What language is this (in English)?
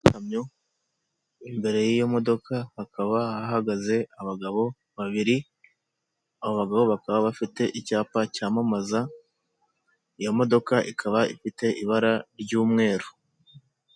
Kinyarwanda